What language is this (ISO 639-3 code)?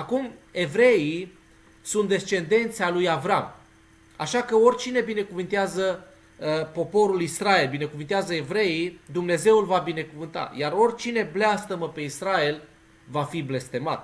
ron